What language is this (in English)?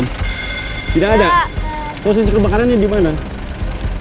Indonesian